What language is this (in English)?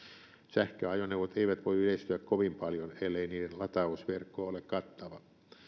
Finnish